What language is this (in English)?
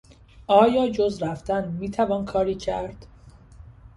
Persian